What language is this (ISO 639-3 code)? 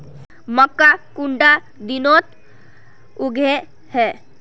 mag